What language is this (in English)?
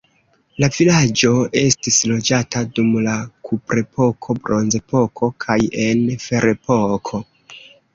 Esperanto